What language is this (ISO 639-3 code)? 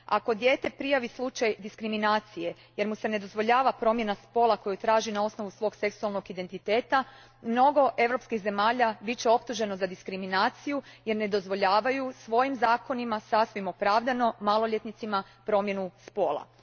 hrv